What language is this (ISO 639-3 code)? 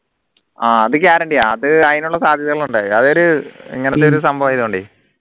mal